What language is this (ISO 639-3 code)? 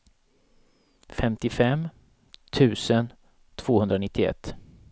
swe